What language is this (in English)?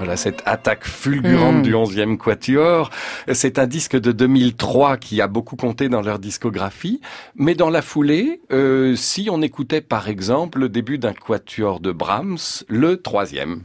French